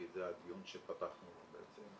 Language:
Hebrew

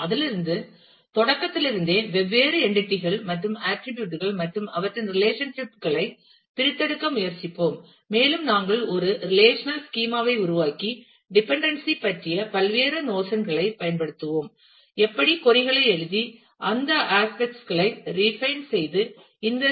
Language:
Tamil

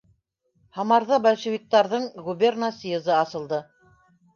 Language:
Bashkir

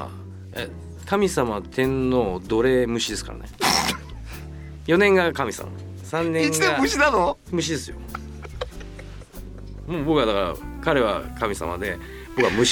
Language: Japanese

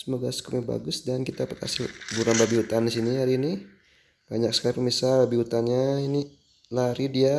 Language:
Indonesian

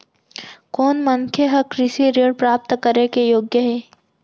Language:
Chhattisgarhi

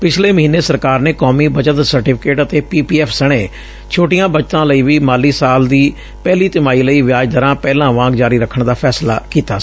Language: Punjabi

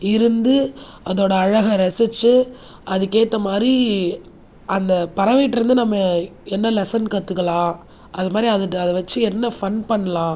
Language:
Tamil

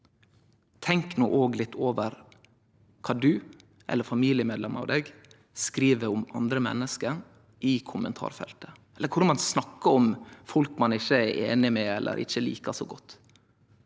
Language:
Norwegian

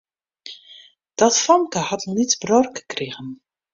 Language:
Western Frisian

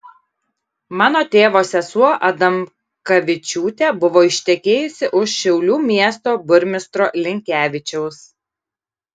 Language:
Lithuanian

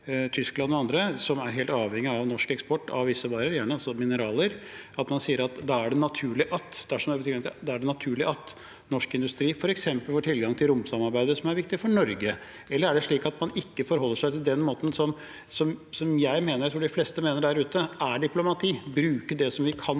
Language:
Norwegian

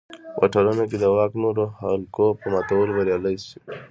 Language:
Pashto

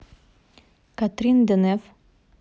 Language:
Russian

